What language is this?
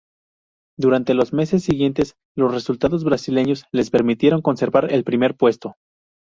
Spanish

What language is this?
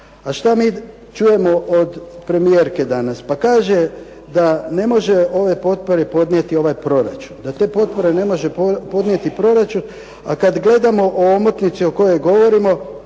Croatian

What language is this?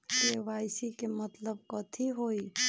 Magahi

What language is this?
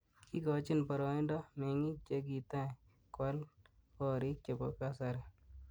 Kalenjin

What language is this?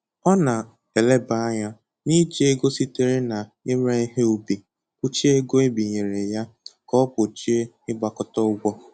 Igbo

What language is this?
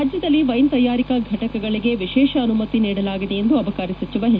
Kannada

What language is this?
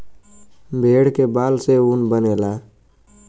Bhojpuri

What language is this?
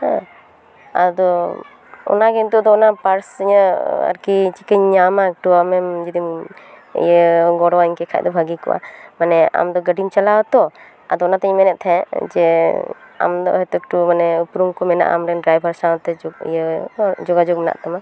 Santali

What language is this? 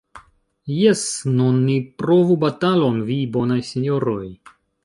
Esperanto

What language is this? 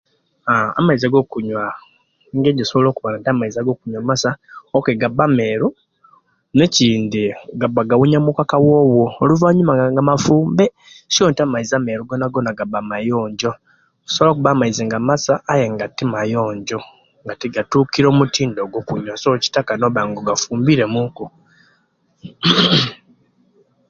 Kenyi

